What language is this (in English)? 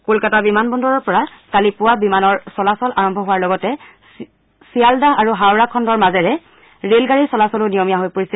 Assamese